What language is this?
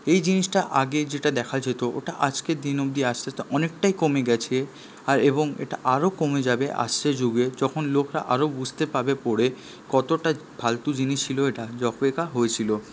Bangla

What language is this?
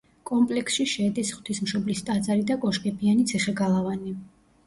Georgian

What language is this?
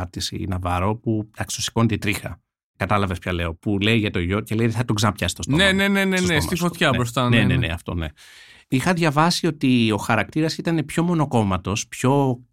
Greek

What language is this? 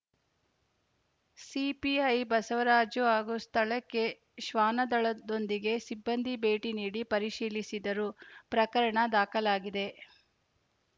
Kannada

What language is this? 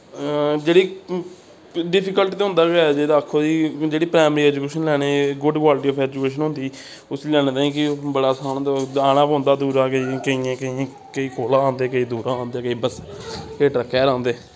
Dogri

